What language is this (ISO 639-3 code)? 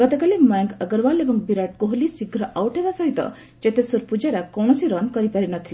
ori